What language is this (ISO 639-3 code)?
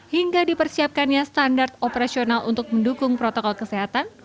ind